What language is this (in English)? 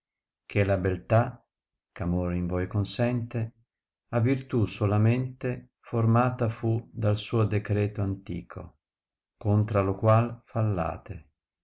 Italian